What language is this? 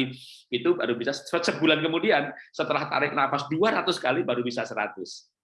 Indonesian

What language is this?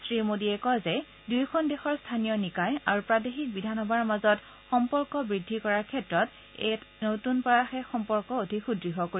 Assamese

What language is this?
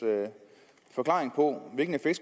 Danish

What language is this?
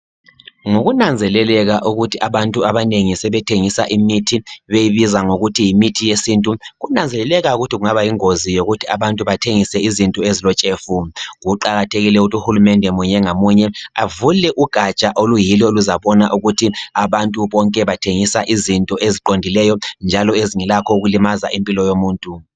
North Ndebele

